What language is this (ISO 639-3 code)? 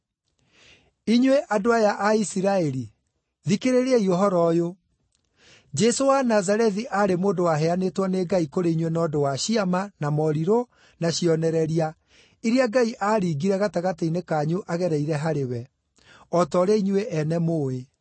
kik